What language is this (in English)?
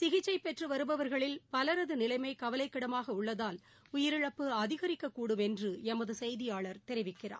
Tamil